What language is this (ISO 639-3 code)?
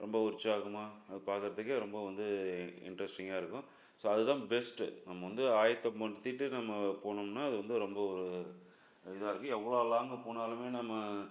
tam